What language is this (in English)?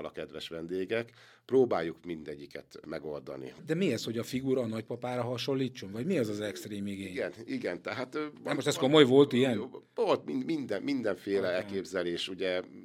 Hungarian